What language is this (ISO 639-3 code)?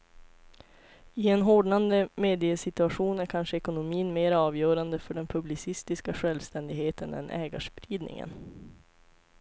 swe